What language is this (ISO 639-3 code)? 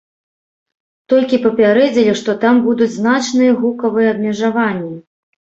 bel